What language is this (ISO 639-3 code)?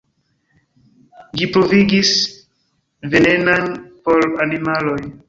epo